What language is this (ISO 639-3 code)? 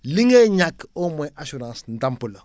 wol